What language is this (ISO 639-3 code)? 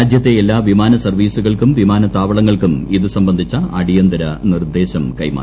mal